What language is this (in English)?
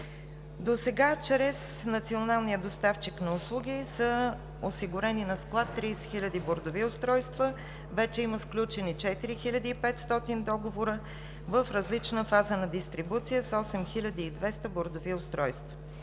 Bulgarian